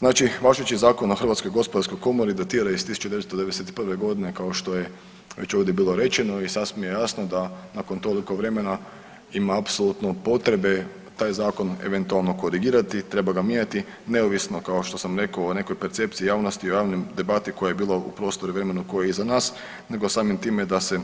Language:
Croatian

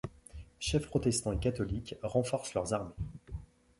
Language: French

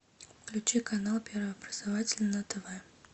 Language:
Russian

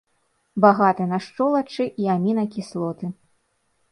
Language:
Belarusian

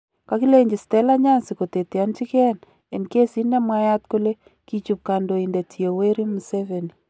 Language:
Kalenjin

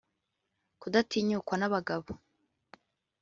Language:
Kinyarwanda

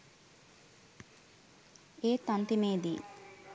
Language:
Sinhala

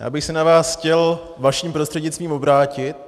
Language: Czech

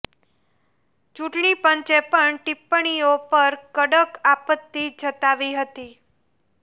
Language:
Gujarati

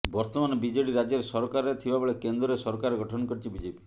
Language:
Odia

